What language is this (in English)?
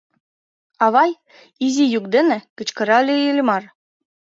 Mari